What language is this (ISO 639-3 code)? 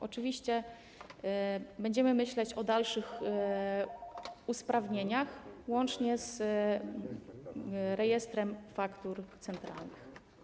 pol